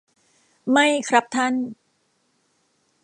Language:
Thai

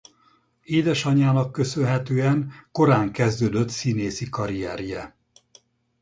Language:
Hungarian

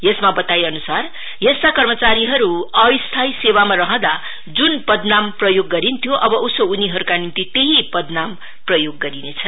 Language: Nepali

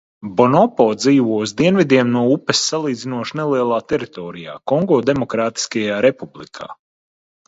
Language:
Latvian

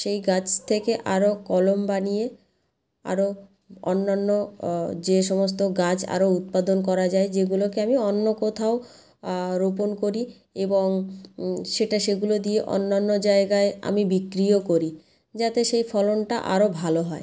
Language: Bangla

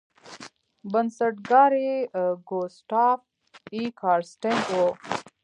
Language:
Pashto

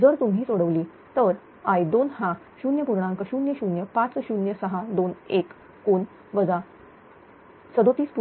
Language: Marathi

